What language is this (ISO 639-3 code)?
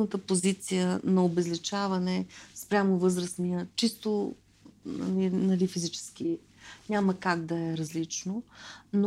bul